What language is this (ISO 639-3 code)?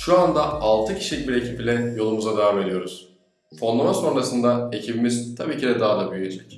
tur